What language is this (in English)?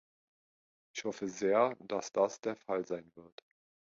German